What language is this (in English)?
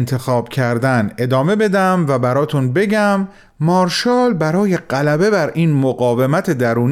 Persian